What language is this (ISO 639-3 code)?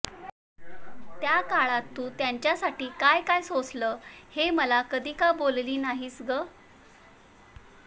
mar